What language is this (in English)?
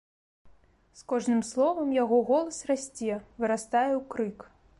Belarusian